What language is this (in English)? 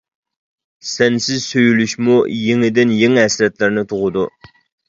Uyghur